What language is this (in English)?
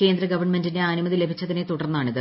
Malayalam